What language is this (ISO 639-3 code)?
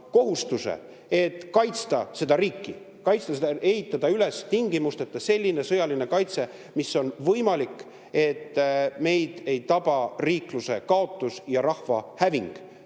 est